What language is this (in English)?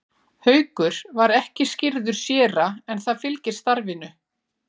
Icelandic